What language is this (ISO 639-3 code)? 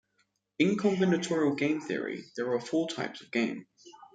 eng